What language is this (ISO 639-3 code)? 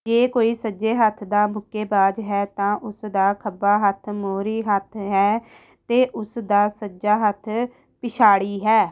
pan